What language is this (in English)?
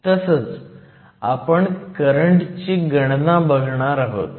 Marathi